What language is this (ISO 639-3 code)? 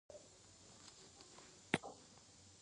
pus